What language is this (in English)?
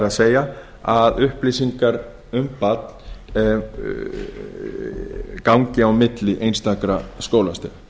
Icelandic